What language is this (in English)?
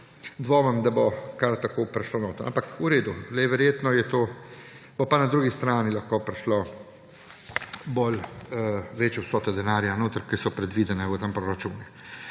Slovenian